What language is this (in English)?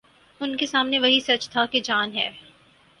Urdu